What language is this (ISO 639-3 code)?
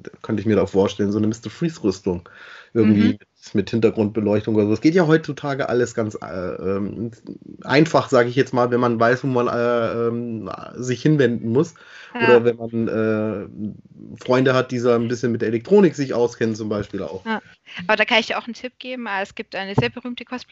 deu